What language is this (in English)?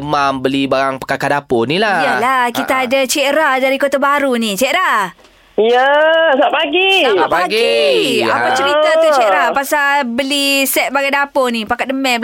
Malay